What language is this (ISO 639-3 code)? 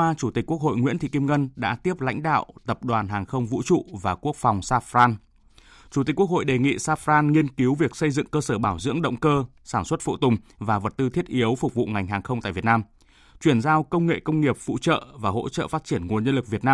vie